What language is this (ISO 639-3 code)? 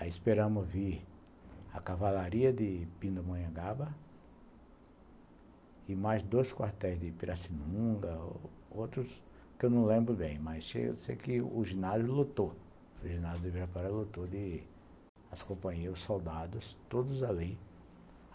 por